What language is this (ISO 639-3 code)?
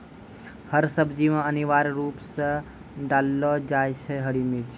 mai